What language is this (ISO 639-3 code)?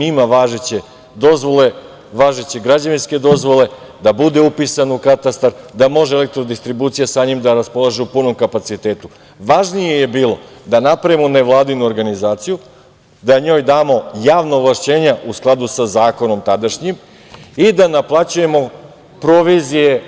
srp